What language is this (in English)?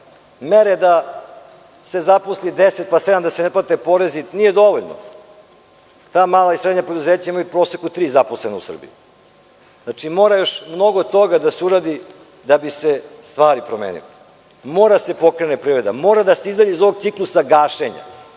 Serbian